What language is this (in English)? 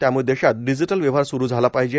Marathi